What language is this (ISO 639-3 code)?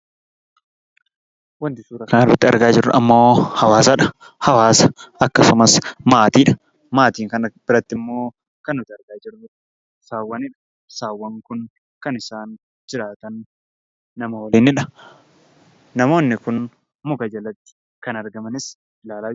orm